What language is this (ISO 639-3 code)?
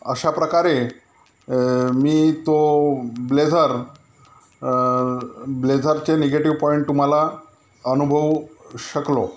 mar